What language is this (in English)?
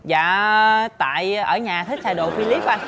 Vietnamese